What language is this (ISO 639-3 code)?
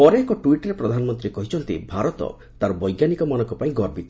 ori